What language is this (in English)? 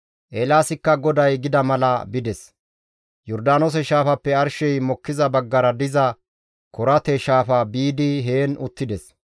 Gamo